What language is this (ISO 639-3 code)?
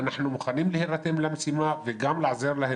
heb